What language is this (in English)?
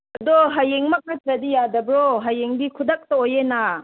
Manipuri